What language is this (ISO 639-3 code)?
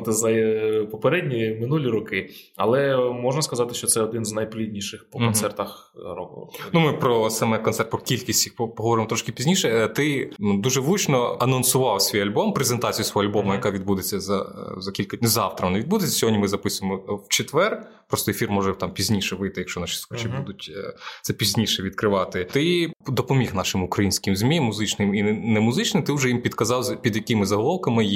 ukr